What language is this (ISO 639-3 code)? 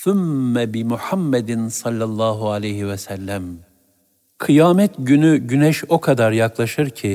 tur